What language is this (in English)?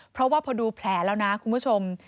Thai